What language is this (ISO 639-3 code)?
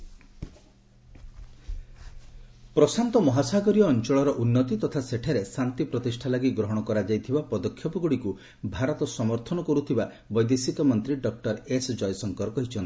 ori